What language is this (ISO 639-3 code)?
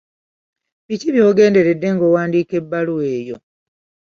lug